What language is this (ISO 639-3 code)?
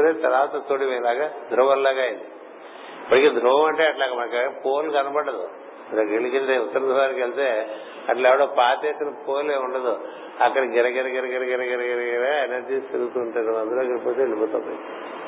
tel